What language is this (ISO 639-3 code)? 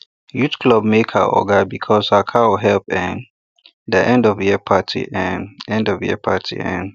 pcm